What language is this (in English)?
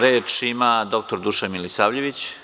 Serbian